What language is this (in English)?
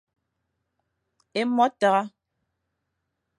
Fang